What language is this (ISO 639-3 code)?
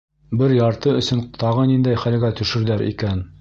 bak